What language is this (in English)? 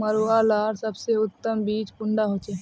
Magahi